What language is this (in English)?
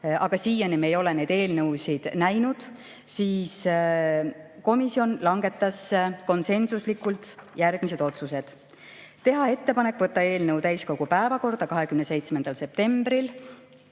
Estonian